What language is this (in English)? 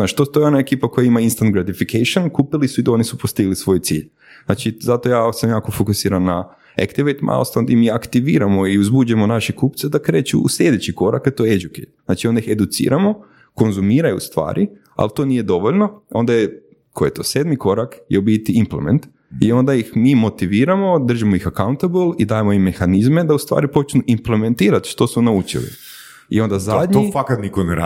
Croatian